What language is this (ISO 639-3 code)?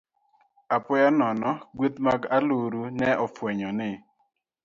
luo